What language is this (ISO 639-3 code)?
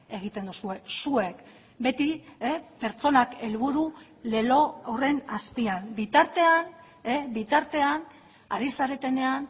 eus